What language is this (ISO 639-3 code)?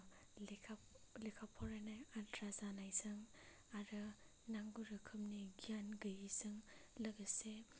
brx